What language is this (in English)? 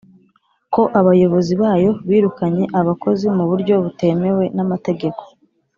Kinyarwanda